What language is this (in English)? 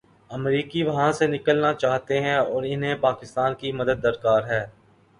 Urdu